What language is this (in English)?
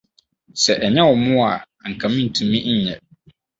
Akan